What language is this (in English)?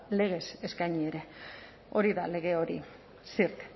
Basque